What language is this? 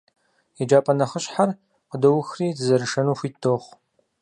Kabardian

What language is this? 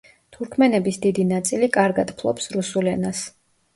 Georgian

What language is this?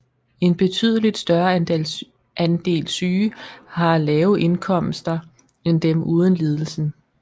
Danish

